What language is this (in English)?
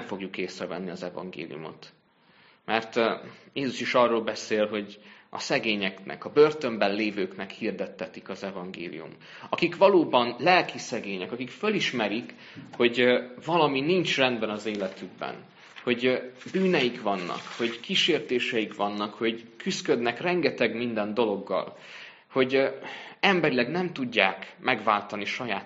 Hungarian